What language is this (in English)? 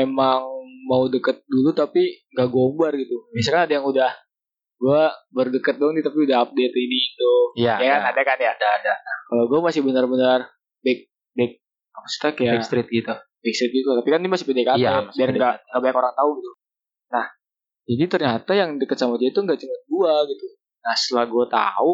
Indonesian